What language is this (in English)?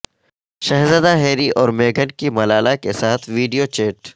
Urdu